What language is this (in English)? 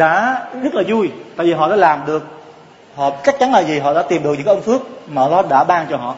Vietnamese